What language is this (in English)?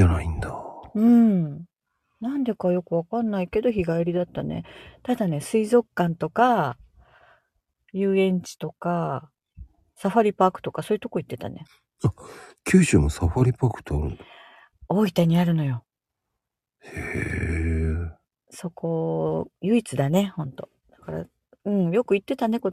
Japanese